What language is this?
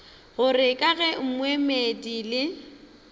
Northern Sotho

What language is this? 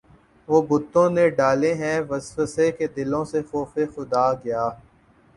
Urdu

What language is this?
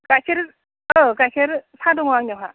Bodo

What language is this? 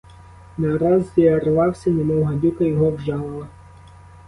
Ukrainian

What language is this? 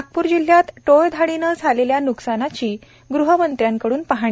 Marathi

